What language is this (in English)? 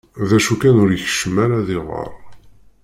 Kabyle